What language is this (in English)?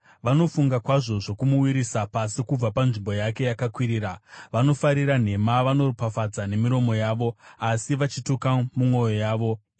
Shona